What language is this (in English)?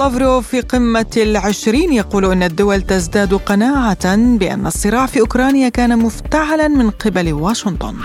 Arabic